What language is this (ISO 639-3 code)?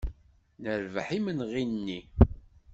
kab